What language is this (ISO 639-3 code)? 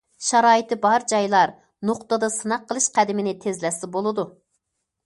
uig